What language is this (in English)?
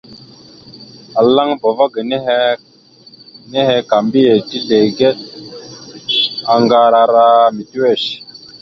Mada (Cameroon)